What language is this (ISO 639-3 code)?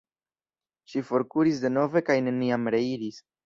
epo